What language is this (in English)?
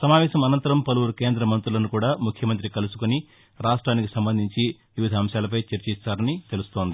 Telugu